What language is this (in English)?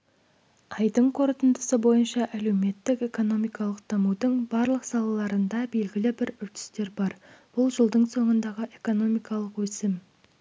Kazakh